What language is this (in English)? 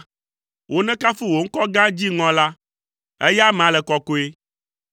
Ewe